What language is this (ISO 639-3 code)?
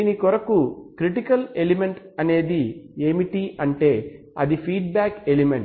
tel